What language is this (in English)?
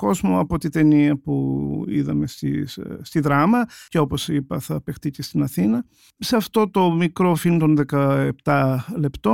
Greek